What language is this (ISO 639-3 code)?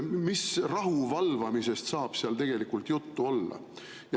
est